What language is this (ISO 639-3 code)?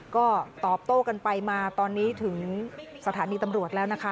tha